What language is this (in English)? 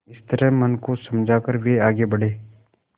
Hindi